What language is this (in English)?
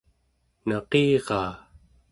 Central Yupik